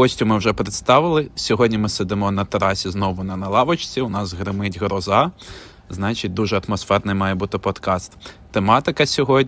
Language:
Ukrainian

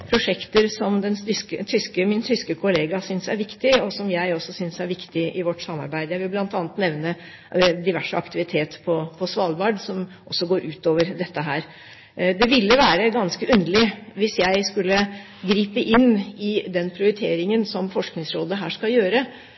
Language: Norwegian Bokmål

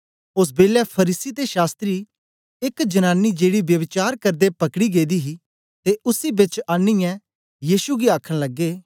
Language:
Dogri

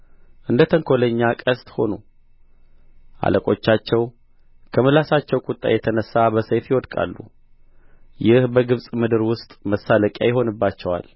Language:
Amharic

